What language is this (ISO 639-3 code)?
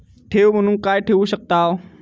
mar